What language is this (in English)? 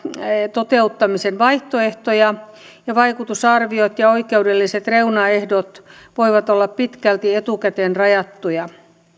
Finnish